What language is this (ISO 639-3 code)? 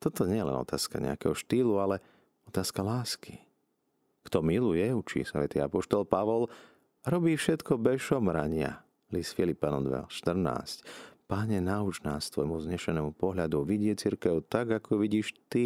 slk